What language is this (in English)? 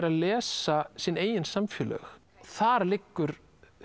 Icelandic